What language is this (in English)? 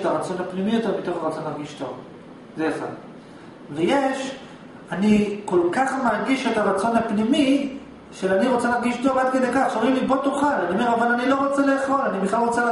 Hebrew